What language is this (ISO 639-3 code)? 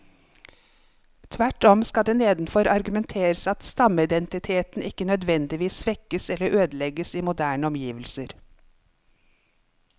nor